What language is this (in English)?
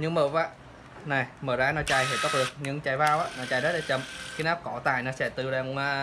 Vietnamese